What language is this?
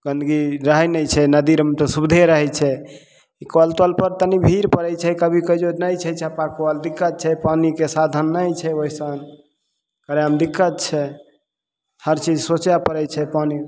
Maithili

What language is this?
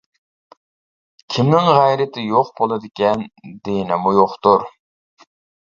Uyghur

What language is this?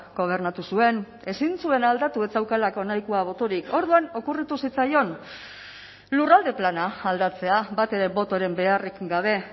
Basque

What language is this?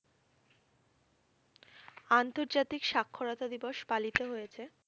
Bangla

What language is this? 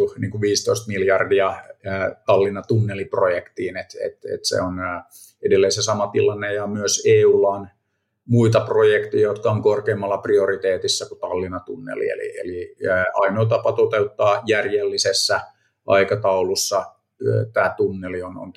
Finnish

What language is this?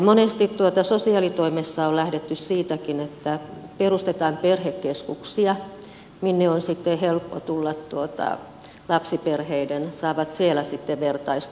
Finnish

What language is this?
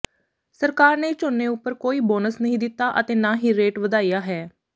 Punjabi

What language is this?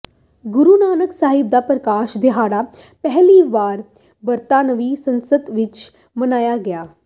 Punjabi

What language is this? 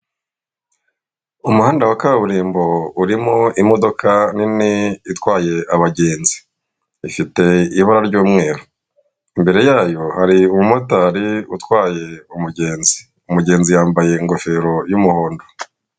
Kinyarwanda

